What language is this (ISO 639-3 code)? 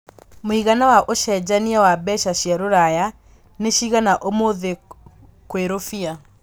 kik